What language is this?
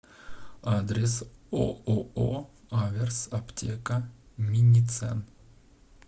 Russian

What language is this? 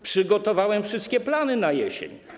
Polish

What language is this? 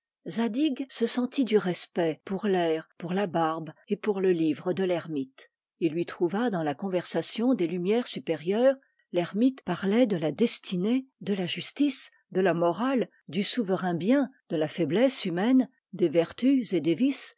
French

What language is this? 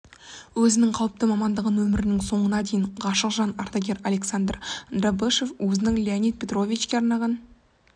Kazakh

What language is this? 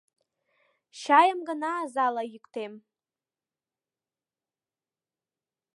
Mari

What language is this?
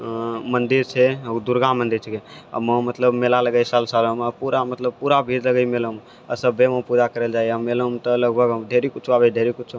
Maithili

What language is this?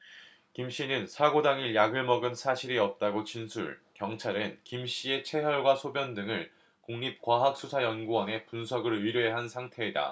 Korean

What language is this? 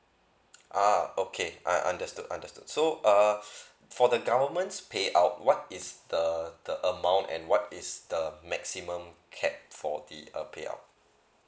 English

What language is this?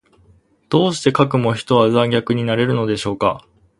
Japanese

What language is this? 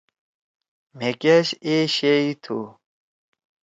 Torwali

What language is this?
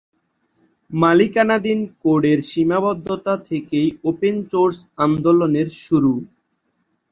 Bangla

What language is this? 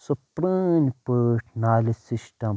Kashmiri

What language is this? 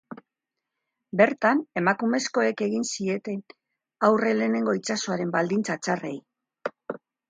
Basque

